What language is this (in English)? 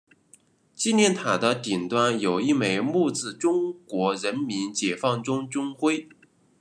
Chinese